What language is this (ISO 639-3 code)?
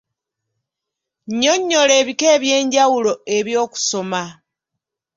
lug